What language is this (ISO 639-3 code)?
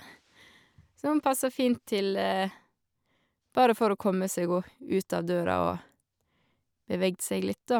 nor